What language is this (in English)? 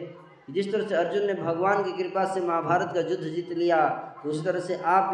Hindi